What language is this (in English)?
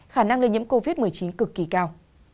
Vietnamese